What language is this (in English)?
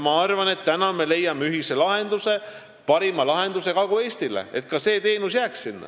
Estonian